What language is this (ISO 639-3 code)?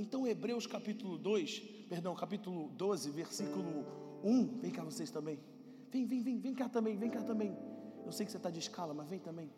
por